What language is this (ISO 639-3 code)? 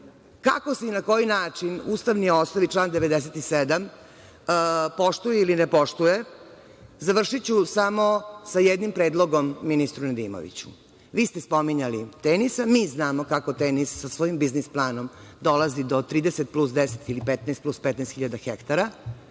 srp